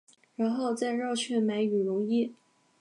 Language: Chinese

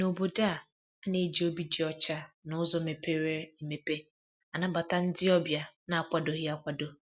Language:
Igbo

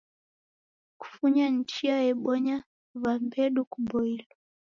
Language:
Taita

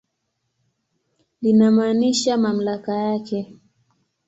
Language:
Swahili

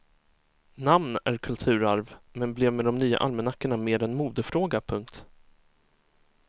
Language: Swedish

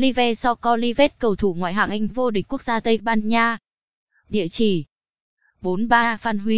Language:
Vietnamese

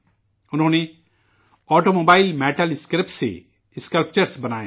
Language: Urdu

